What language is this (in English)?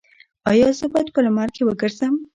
Pashto